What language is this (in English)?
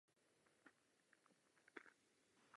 Czech